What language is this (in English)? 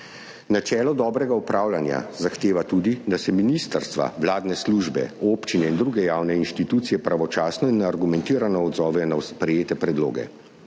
Slovenian